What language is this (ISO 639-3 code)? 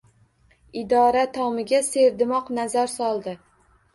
uzb